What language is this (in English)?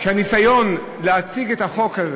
Hebrew